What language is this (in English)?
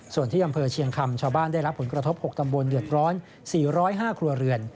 Thai